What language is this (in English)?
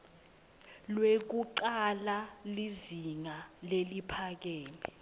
Swati